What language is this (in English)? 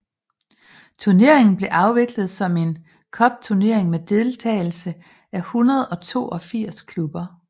Danish